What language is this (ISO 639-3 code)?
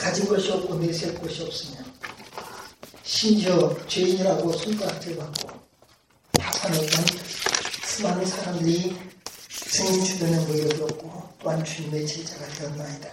kor